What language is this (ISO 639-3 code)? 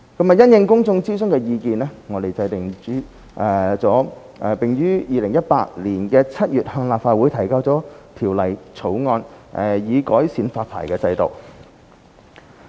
yue